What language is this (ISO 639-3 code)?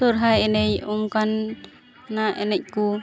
sat